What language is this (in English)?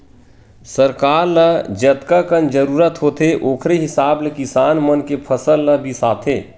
Chhattisgarhi